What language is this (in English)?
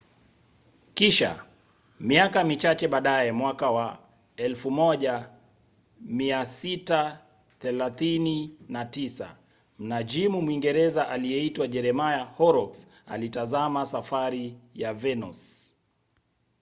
Swahili